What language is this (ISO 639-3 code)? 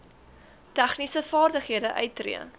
afr